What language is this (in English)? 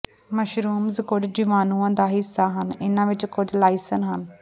Punjabi